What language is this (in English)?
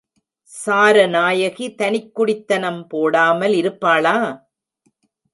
Tamil